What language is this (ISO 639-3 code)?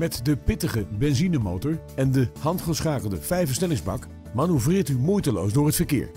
nld